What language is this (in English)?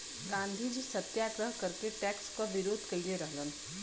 Bhojpuri